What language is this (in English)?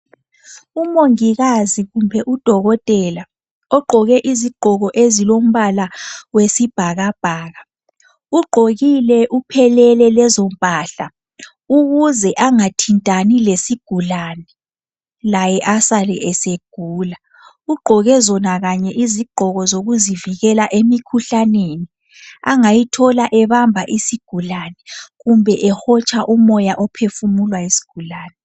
North Ndebele